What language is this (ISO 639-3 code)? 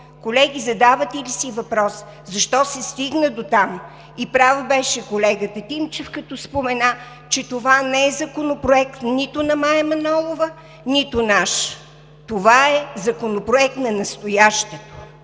bul